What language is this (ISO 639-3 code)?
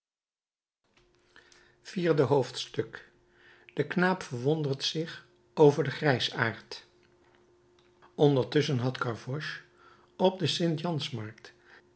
nld